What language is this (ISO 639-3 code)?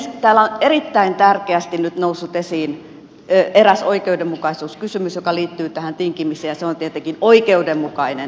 fin